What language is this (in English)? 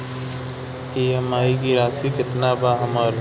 Bhojpuri